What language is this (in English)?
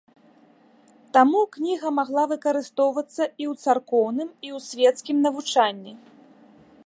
Belarusian